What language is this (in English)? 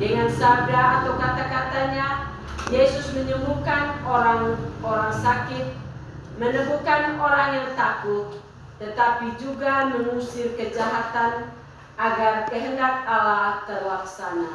Indonesian